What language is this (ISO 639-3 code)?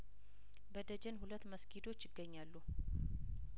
amh